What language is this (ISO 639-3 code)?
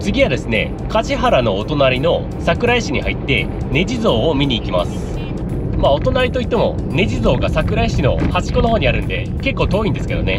jpn